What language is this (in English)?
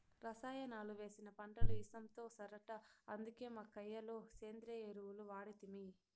Telugu